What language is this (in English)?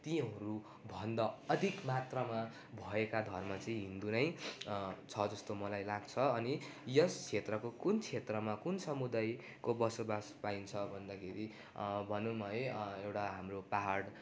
Nepali